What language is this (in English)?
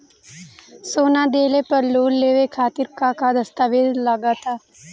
Bhojpuri